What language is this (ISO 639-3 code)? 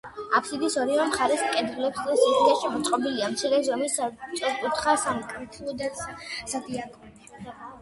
kat